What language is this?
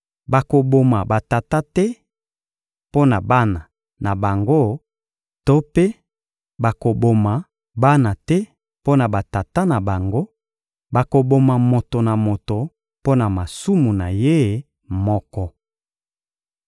Lingala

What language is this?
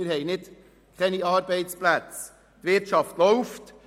Swiss German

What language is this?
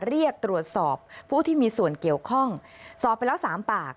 Thai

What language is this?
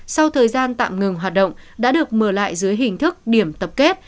Vietnamese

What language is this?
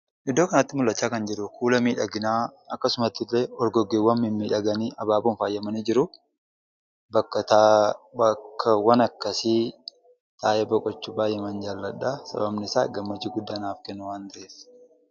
Oromo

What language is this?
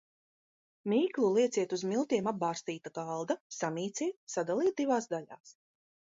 Latvian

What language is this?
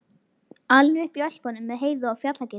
Icelandic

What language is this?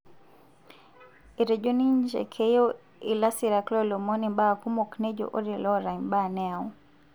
Masai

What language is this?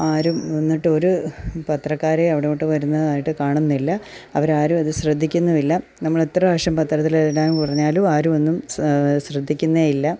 Malayalam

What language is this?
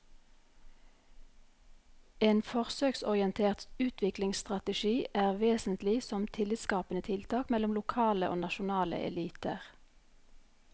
Norwegian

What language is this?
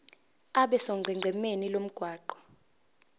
Zulu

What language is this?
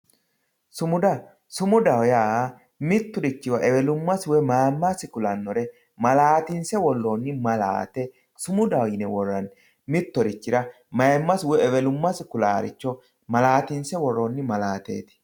Sidamo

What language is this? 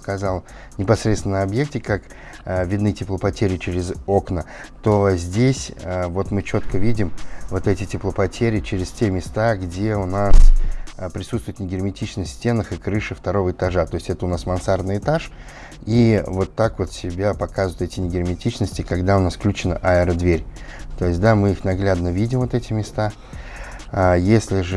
Russian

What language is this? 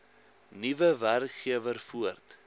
Afrikaans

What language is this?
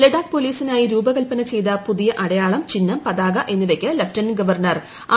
Malayalam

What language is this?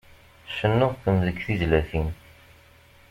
Kabyle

